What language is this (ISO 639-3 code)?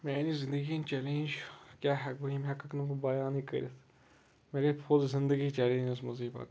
kas